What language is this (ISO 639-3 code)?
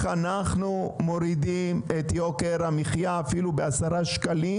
heb